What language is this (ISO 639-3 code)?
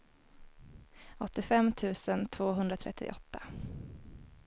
swe